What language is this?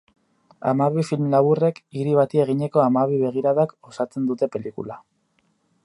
Basque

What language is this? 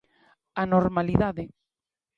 Galician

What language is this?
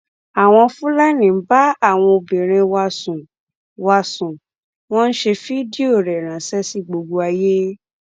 Yoruba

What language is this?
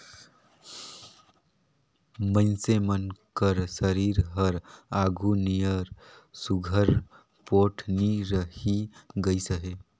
Chhattisgarhi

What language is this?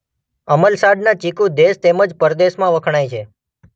Gujarati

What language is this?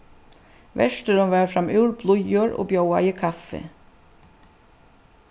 Faroese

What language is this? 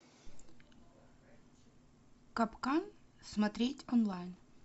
Russian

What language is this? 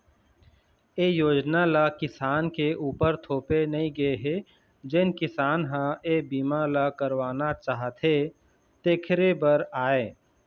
Chhattisgarhi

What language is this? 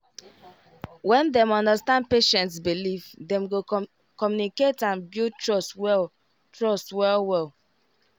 Nigerian Pidgin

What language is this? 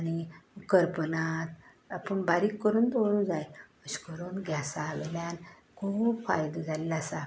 Konkani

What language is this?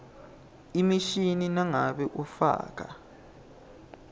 Swati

